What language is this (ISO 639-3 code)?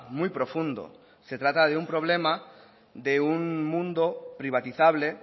spa